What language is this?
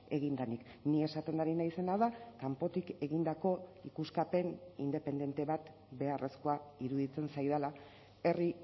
Basque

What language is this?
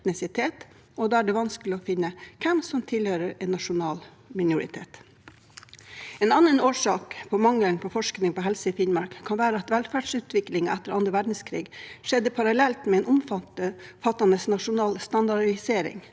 Norwegian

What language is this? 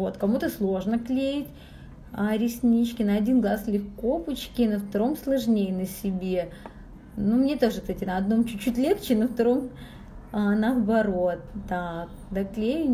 Russian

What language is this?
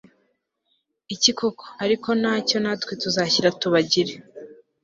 Kinyarwanda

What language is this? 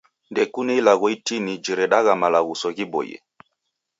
Taita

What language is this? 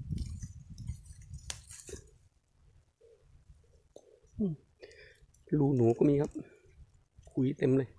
Thai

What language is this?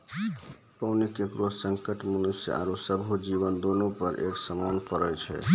Maithili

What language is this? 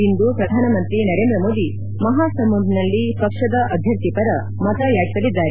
Kannada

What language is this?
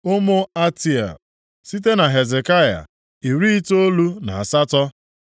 Igbo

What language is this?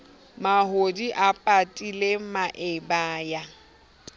Southern Sotho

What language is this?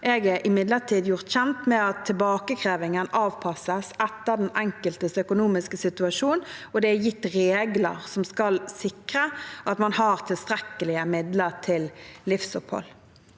Norwegian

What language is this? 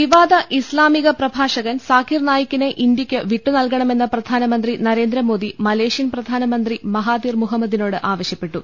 Malayalam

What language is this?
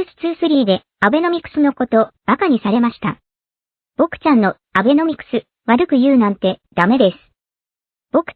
Japanese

